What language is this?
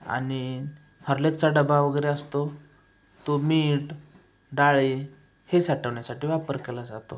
Marathi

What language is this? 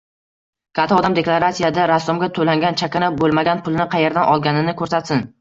Uzbek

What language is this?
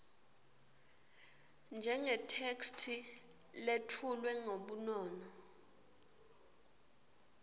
Swati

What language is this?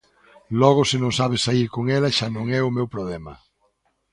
Galician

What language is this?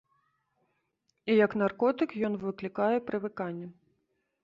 Belarusian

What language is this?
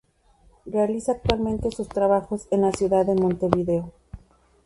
Spanish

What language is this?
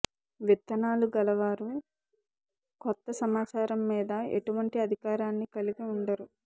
Telugu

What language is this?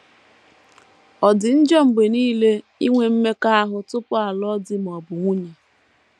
Igbo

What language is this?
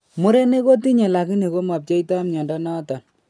Kalenjin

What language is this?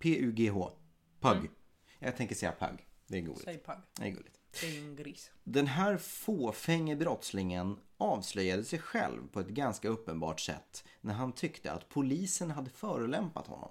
Swedish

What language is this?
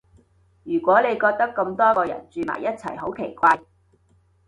Cantonese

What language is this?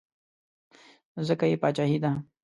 Pashto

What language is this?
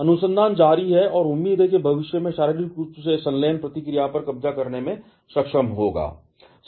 Hindi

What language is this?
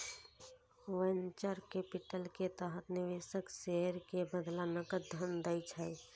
Maithili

